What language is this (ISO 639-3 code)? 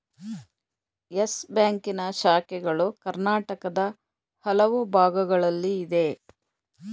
kan